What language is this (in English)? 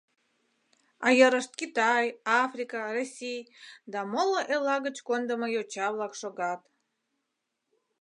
Mari